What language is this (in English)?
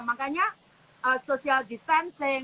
Indonesian